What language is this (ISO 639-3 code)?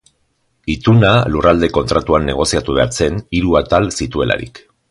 eus